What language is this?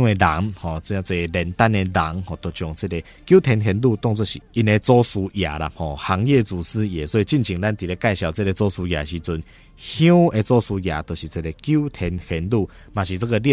Chinese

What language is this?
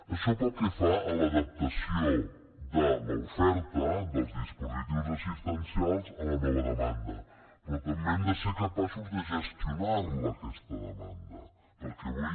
Catalan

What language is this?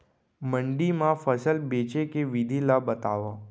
Chhattisgarhi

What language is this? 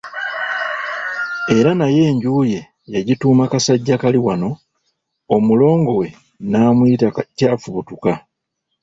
Ganda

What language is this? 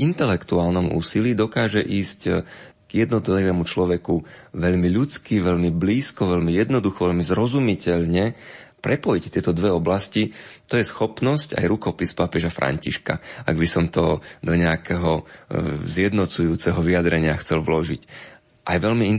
Slovak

